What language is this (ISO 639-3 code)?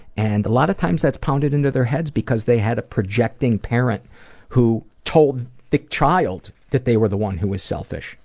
eng